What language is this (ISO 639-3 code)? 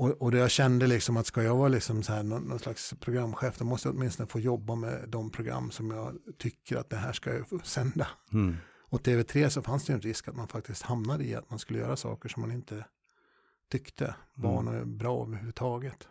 swe